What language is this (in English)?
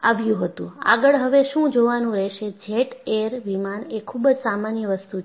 Gujarati